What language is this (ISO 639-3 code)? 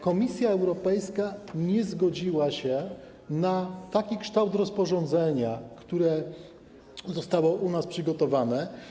pol